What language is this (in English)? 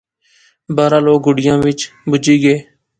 Pahari-Potwari